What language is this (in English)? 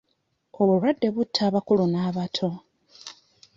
Ganda